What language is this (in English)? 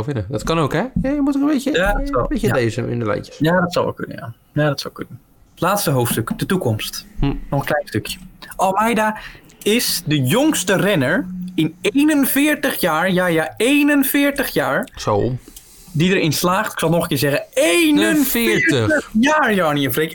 Dutch